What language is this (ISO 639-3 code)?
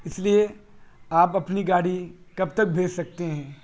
urd